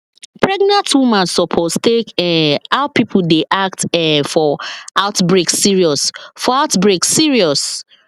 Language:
Nigerian Pidgin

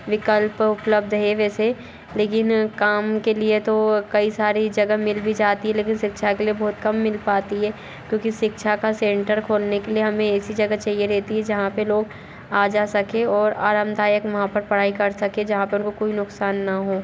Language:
Hindi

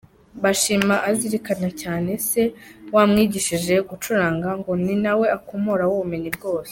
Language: Kinyarwanda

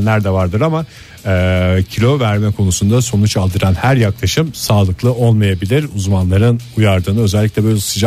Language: Turkish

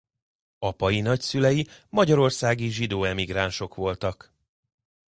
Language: Hungarian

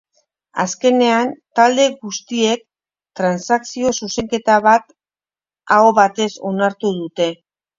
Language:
Basque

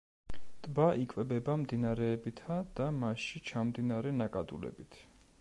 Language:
Georgian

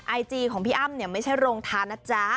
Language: Thai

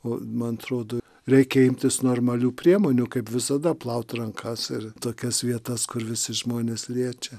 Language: Lithuanian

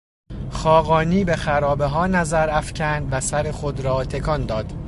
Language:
Persian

